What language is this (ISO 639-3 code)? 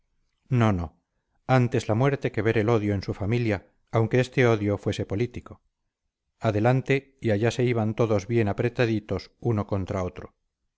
spa